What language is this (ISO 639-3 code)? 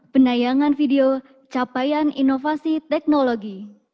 ind